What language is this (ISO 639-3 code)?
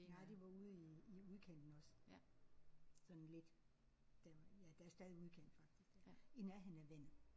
dan